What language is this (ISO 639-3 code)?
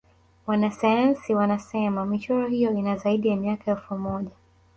swa